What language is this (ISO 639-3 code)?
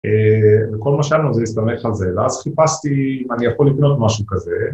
heb